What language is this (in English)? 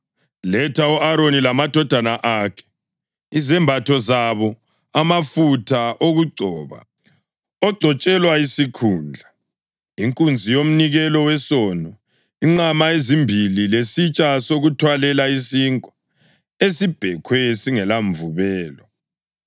North Ndebele